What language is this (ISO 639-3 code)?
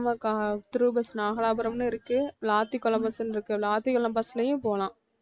tam